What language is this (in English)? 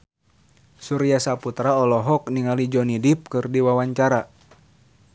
Sundanese